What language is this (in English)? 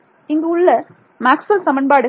Tamil